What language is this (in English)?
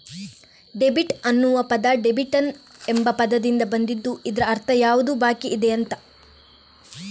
Kannada